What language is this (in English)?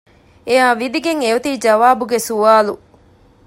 Divehi